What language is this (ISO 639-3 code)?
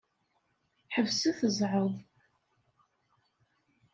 kab